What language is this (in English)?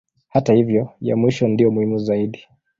Swahili